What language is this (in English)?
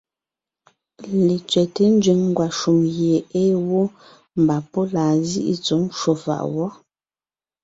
Ngiemboon